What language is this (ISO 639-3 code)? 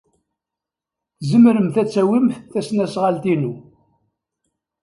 kab